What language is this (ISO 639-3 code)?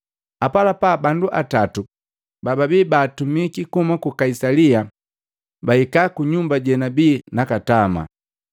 mgv